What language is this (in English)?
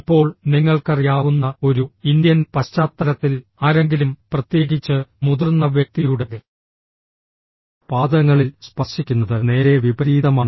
Malayalam